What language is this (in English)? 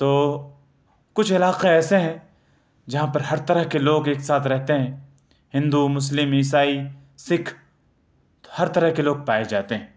Urdu